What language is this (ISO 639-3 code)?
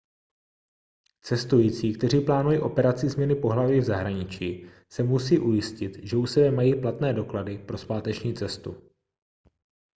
ces